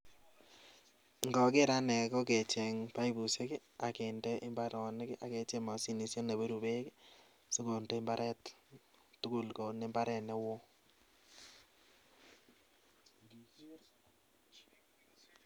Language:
Kalenjin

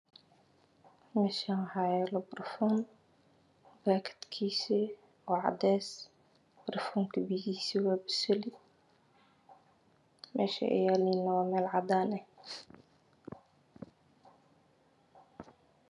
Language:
Somali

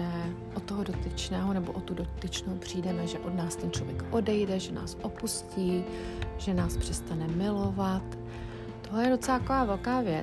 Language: Czech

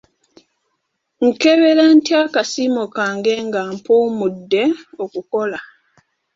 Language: Ganda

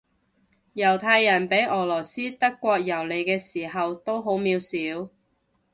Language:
Cantonese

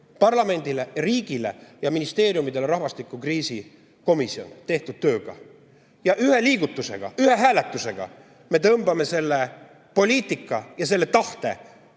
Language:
Estonian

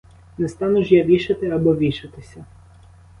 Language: Ukrainian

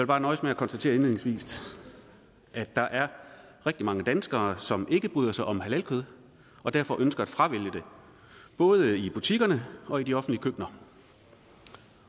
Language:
Danish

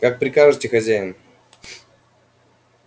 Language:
Russian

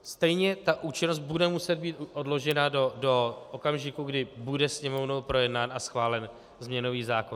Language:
Czech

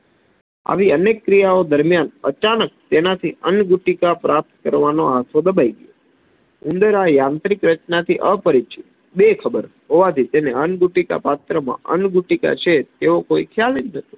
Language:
Gujarati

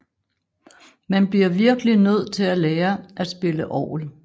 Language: Danish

